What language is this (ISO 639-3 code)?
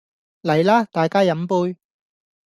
yue